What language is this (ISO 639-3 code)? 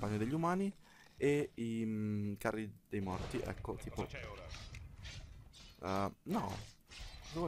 ita